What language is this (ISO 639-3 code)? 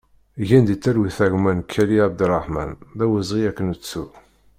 kab